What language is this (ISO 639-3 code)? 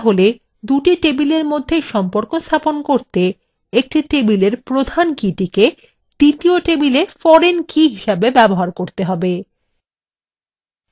ben